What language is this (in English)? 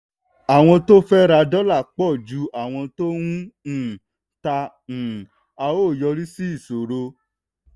Yoruba